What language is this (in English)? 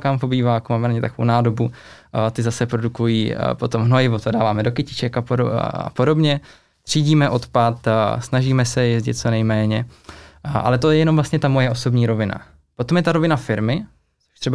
Czech